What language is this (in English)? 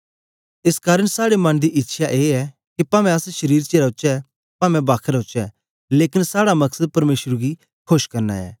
Dogri